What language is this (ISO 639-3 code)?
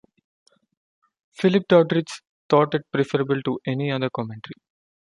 eng